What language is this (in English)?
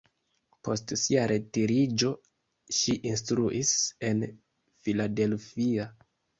Esperanto